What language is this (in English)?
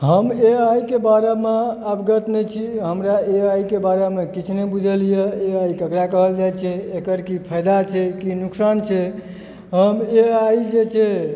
Maithili